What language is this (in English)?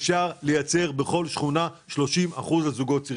Hebrew